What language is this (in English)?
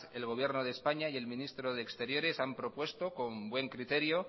Spanish